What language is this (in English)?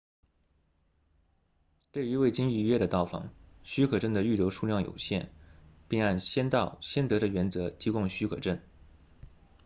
Chinese